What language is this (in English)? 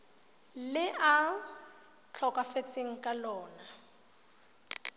Tswana